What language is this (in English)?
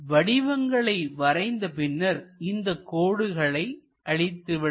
Tamil